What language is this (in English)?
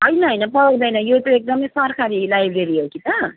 Nepali